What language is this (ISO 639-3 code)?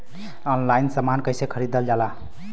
bho